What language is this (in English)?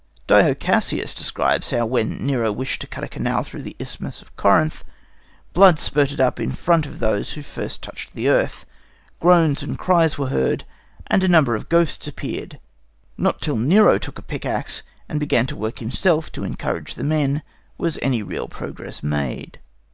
English